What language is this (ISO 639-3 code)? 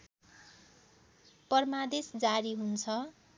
nep